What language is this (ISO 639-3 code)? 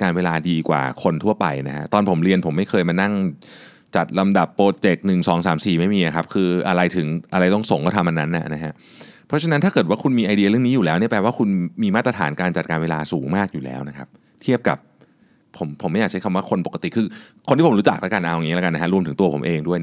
tha